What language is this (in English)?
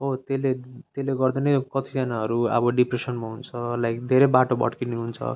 Nepali